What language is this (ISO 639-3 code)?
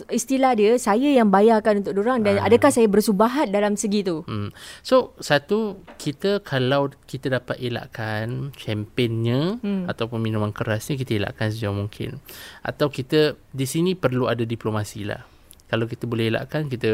msa